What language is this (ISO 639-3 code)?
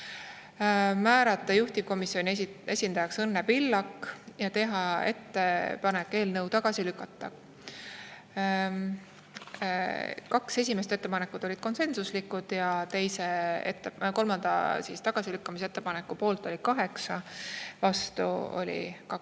est